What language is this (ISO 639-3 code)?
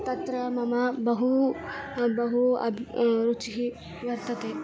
san